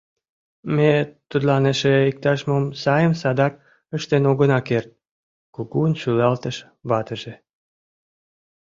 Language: Mari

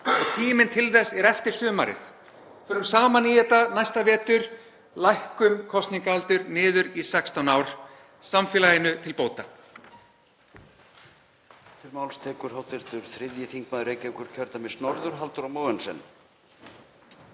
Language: Icelandic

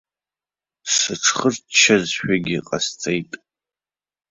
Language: Abkhazian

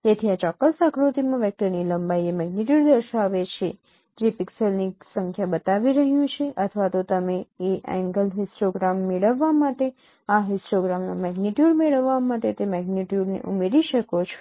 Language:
Gujarati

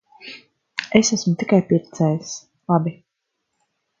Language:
Latvian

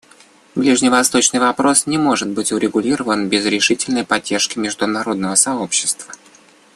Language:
Russian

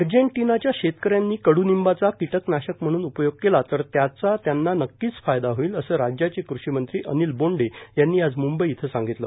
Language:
Marathi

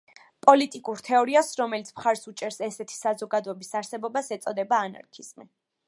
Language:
Georgian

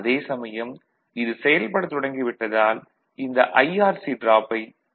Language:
Tamil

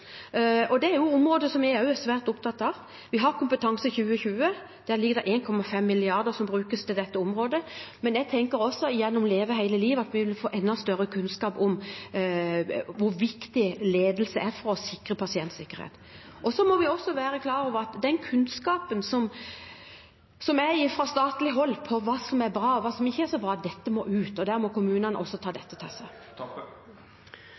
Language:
Norwegian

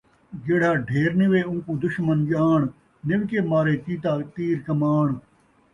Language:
Saraiki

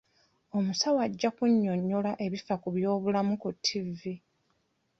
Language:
Ganda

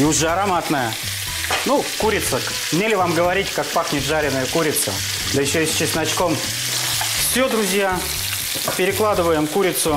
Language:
Russian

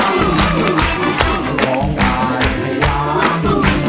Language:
Thai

